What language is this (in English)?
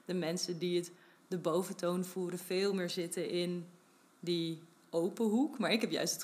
Dutch